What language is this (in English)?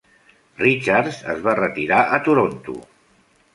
Catalan